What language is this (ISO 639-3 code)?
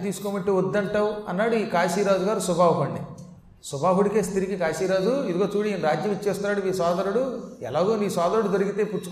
tel